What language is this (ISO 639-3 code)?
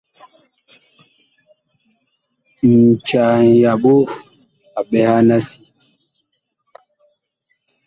bkh